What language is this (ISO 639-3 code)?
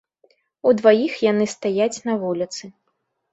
bel